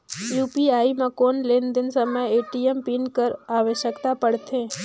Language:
Chhattisgarhi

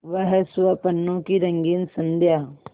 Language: Hindi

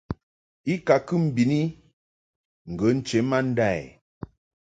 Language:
Mungaka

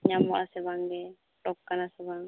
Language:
Santali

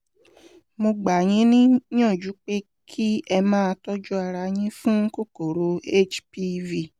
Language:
Yoruba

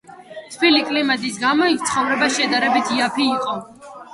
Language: Georgian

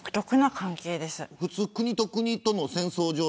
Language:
Japanese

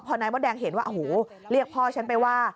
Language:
Thai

